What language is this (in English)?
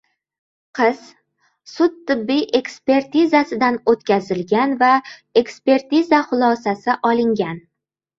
Uzbek